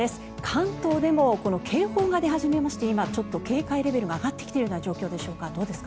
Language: Japanese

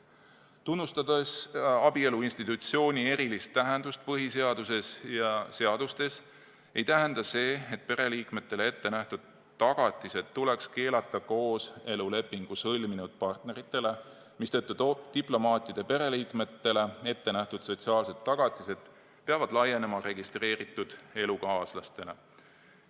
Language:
Estonian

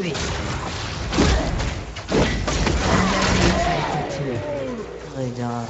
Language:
French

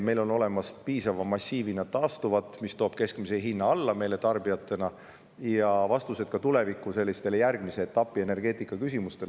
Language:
Estonian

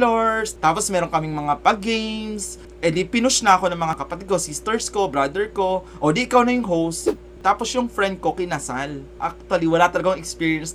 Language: Filipino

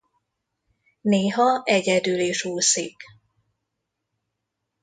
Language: Hungarian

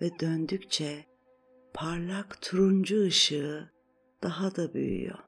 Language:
Turkish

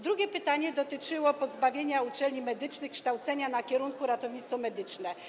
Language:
Polish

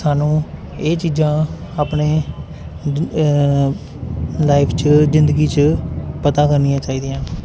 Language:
Punjabi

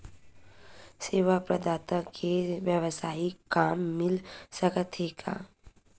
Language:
Chhattisgarhi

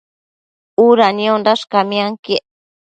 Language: Matsés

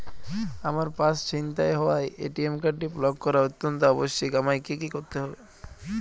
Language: Bangla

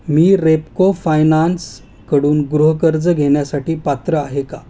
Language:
Marathi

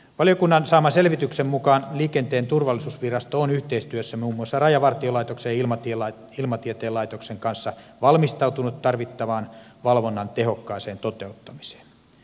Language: Finnish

